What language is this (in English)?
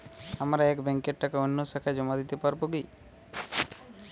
Bangla